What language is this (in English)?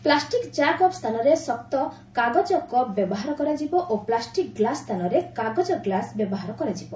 Odia